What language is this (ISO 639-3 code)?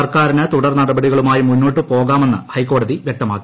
mal